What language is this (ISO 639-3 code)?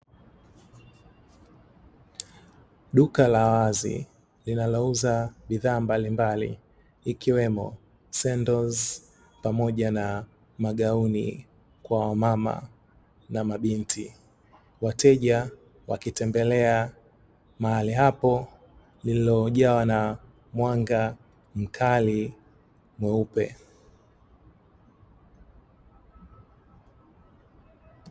swa